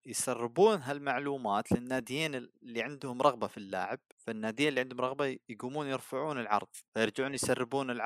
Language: Arabic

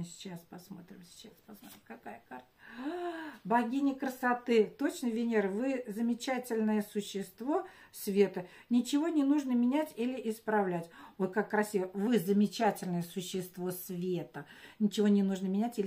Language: Russian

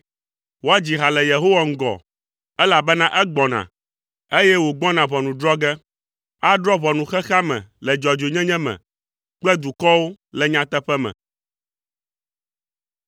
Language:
Ewe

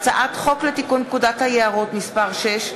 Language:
Hebrew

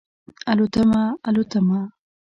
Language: Pashto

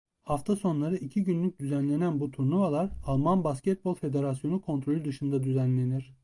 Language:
Turkish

